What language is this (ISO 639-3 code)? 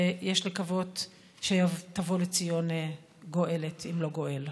heb